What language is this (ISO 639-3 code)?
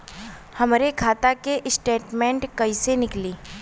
bho